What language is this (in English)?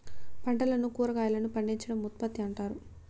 Telugu